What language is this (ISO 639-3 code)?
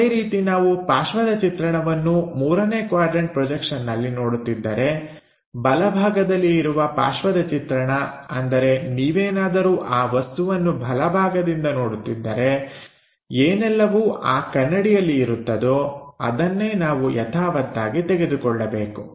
kan